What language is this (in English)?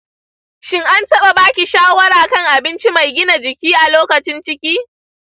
Hausa